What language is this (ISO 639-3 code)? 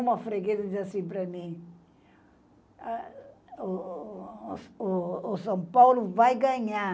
por